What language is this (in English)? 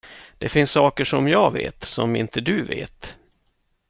Swedish